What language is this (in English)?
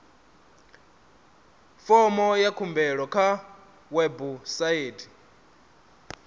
Venda